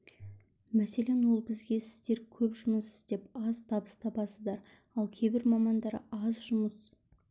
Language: Kazakh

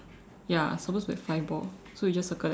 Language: English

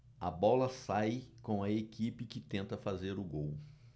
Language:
Portuguese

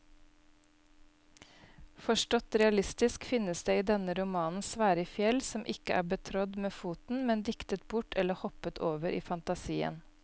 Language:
Norwegian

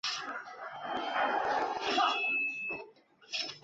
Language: Chinese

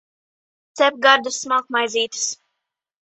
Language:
Latvian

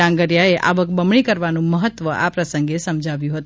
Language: Gujarati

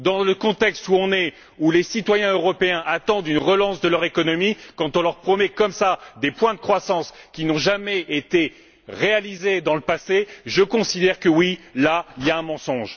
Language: French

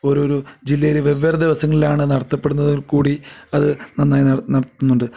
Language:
Malayalam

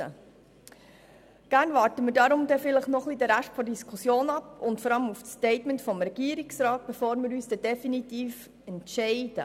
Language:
Swiss German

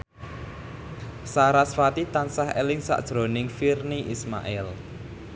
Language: Javanese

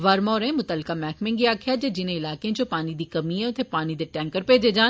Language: Dogri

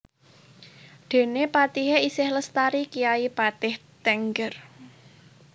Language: Javanese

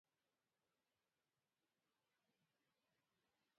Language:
Pashto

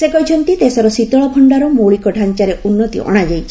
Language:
Odia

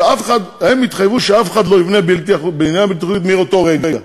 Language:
Hebrew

